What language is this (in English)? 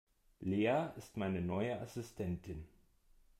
German